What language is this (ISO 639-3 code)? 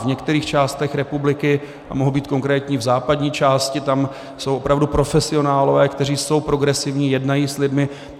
ces